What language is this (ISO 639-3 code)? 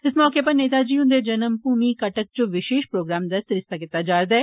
doi